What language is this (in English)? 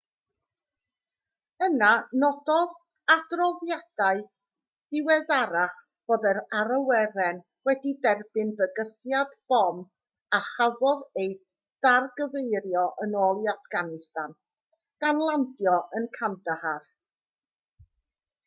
Welsh